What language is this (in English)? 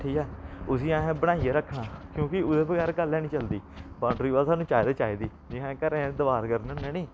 Dogri